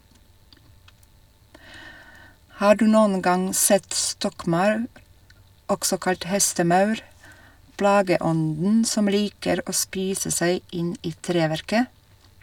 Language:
Norwegian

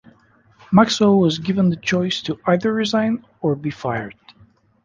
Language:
English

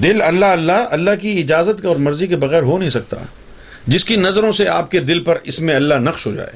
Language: Urdu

